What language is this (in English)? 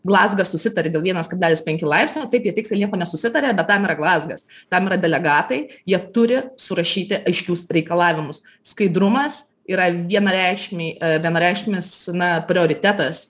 Lithuanian